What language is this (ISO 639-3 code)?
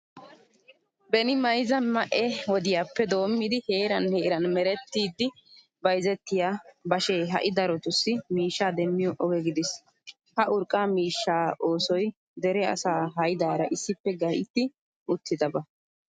wal